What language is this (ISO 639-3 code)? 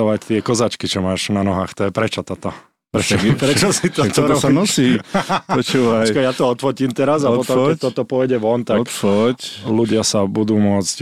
slk